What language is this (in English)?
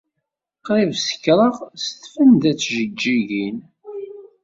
Kabyle